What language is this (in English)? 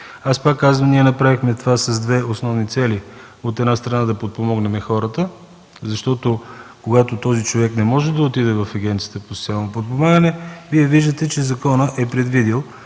Bulgarian